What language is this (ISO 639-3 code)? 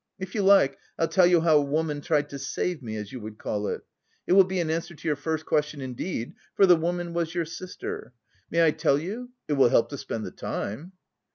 eng